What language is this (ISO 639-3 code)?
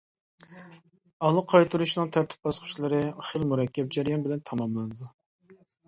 uig